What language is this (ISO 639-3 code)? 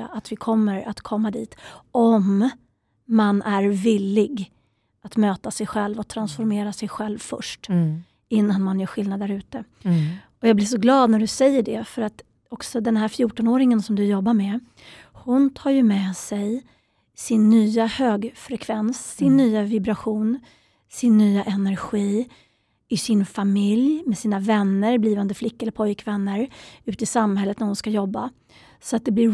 swe